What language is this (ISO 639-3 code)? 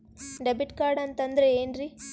kan